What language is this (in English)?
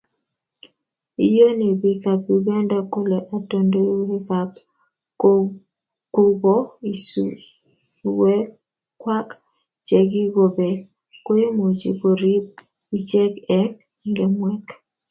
Kalenjin